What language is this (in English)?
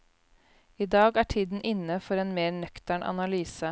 Norwegian